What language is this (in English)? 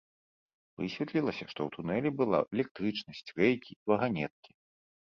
Belarusian